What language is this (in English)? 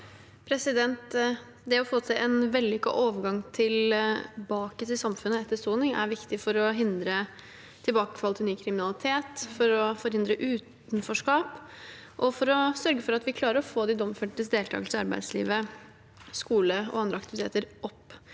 Norwegian